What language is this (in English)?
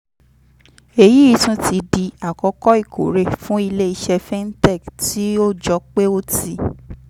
Yoruba